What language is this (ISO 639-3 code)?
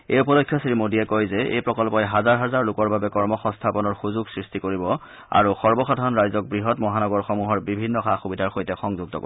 asm